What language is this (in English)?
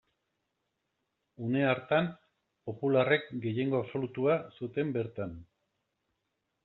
Basque